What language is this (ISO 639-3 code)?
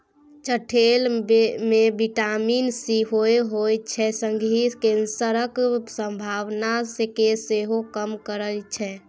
mai